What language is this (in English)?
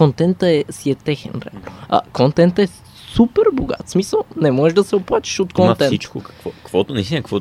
Bulgarian